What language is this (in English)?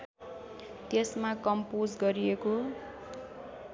Nepali